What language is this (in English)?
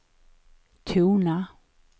Swedish